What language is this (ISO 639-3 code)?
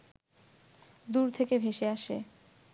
ben